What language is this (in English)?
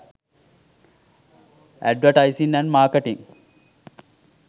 Sinhala